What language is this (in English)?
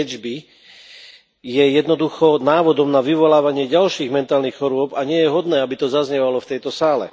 Slovak